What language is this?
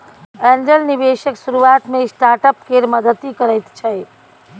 Maithili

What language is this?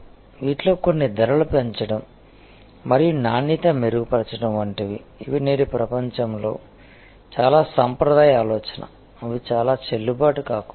Telugu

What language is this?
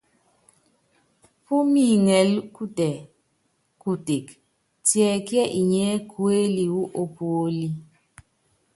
Yangben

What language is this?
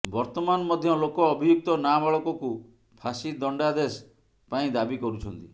Odia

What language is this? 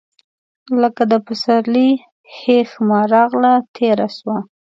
Pashto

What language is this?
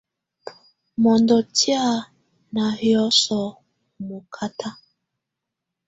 Tunen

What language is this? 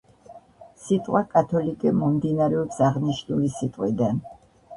Georgian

